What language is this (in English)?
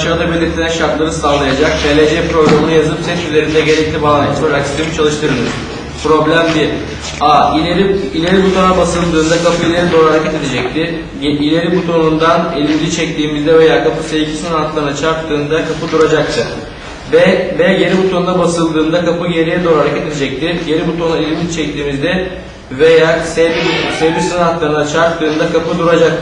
Turkish